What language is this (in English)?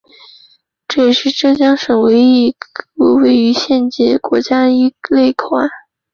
Chinese